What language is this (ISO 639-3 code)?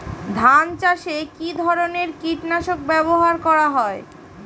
ben